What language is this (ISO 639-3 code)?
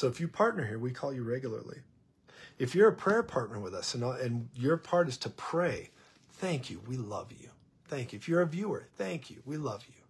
eng